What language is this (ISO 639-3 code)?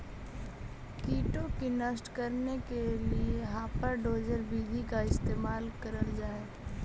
mag